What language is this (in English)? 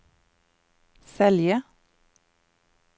Norwegian